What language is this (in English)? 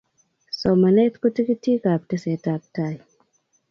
Kalenjin